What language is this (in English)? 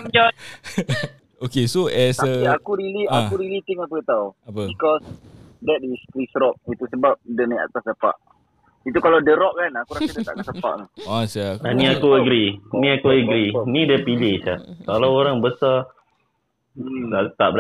Malay